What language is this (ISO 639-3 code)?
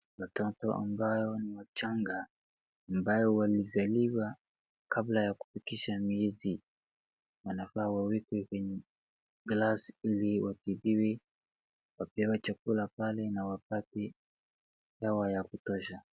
swa